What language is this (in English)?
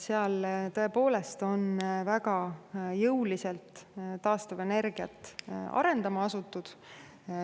Estonian